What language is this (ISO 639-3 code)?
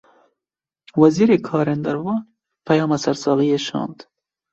kur